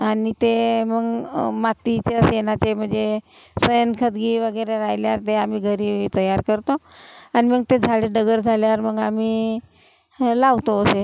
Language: Marathi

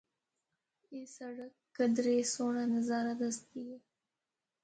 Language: Northern Hindko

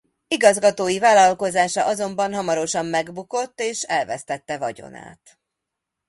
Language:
Hungarian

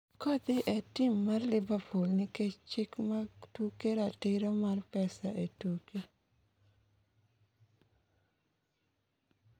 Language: Luo (Kenya and Tanzania)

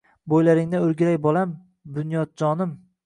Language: Uzbek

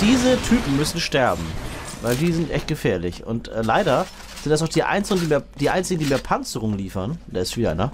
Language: German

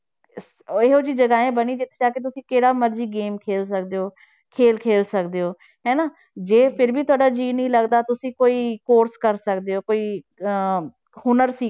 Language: Punjabi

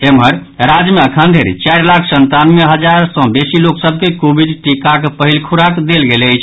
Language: Maithili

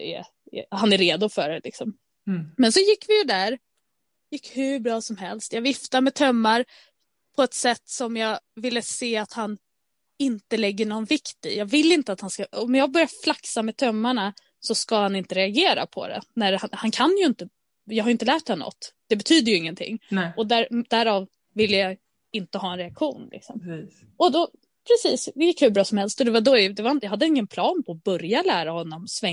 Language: Swedish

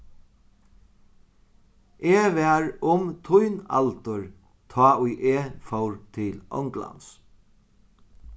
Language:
Faroese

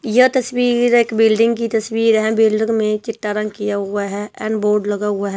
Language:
Hindi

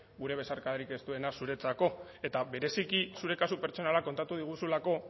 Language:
Basque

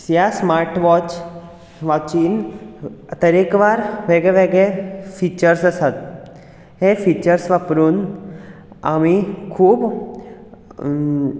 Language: Konkani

